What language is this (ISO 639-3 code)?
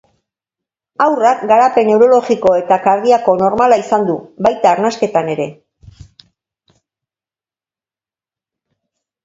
eus